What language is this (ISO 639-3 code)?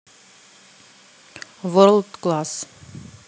rus